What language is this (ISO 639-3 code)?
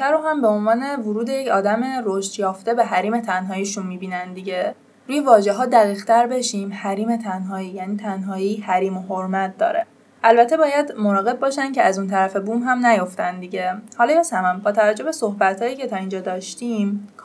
fas